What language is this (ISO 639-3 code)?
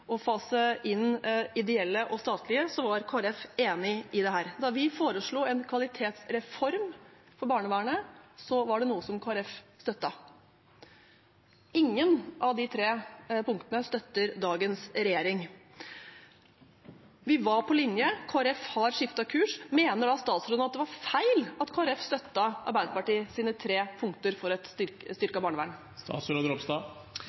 nob